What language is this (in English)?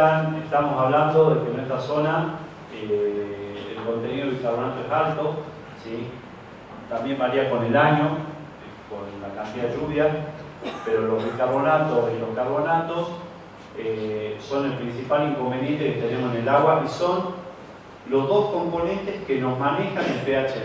Spanish